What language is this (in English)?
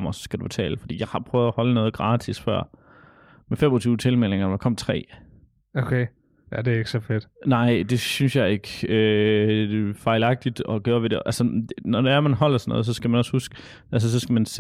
Danish